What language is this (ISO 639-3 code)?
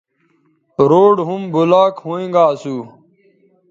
btv